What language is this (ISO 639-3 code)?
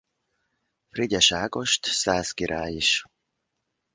hun